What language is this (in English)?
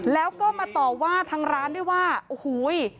Thai